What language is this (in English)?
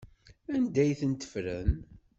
Kabyle